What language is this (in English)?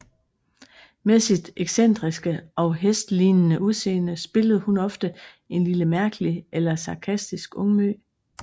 Danish